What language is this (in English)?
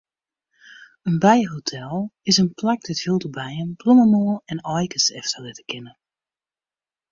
Western Frisian